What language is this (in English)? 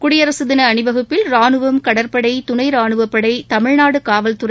Tamil